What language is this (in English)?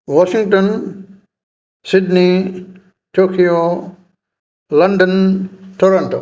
Sanskrit